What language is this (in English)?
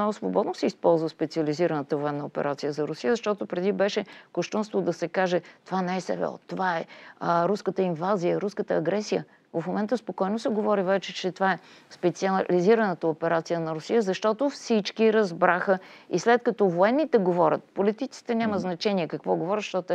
Bulgarian